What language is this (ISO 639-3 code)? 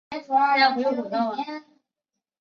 zho